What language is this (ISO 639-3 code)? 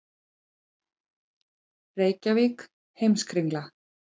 isl